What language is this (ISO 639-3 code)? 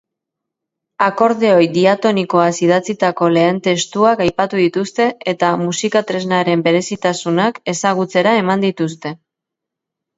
eus